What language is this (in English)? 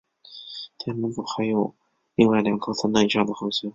Chinese